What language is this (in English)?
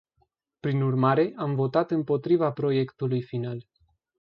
Romanian